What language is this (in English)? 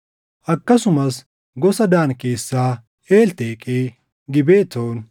Oromo